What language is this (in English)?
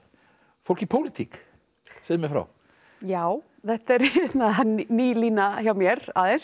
Icelandic